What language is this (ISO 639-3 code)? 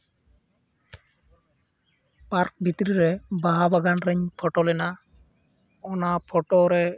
sat